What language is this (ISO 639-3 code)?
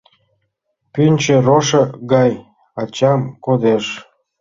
chm